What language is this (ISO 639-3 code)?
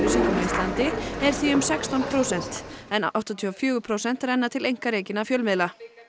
isl